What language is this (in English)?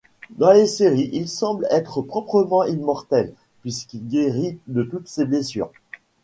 French